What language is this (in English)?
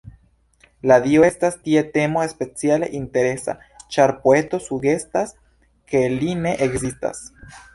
Esperanto